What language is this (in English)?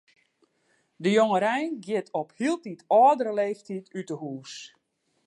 Western Frisian